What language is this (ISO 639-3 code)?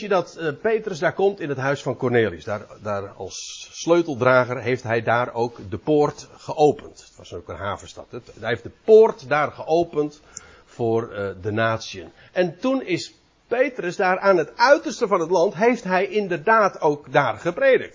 nld